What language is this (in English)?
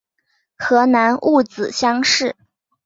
Chinese